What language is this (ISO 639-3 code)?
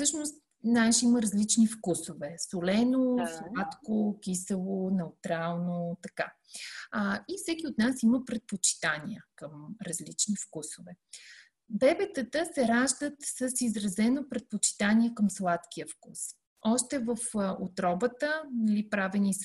bul